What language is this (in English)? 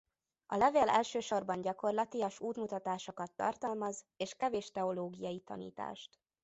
Hungarian